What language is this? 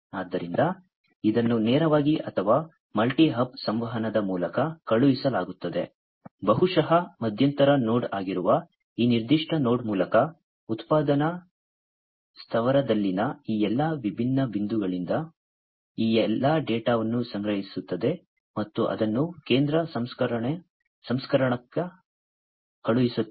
Kannada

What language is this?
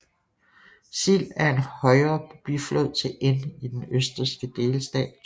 Danish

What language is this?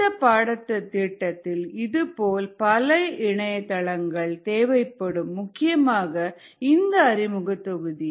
Tamil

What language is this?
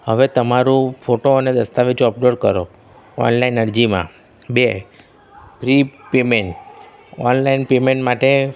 Gujarati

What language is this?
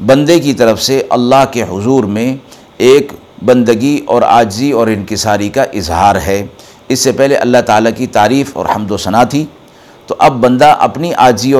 Urdu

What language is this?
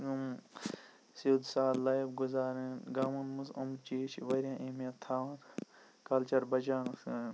Kashmiri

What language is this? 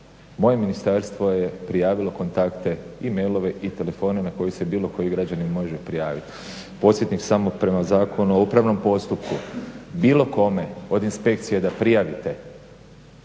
Croatian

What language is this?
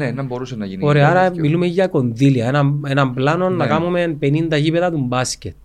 Greek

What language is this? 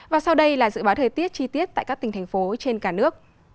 Vietnamese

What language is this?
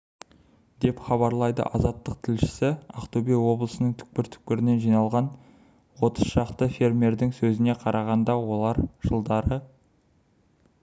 Kazakh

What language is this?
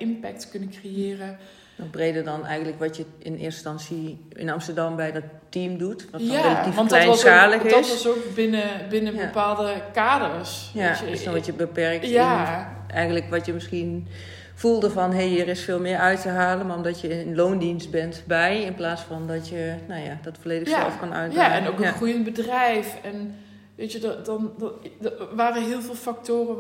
Dutch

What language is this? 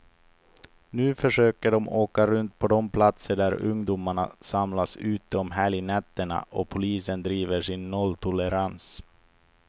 Swedish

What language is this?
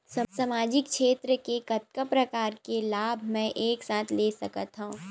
Chhattisgarhi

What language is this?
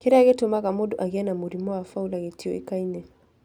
Kikuyu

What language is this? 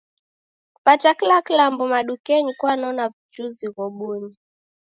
Taita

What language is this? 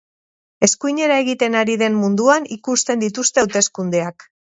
Basque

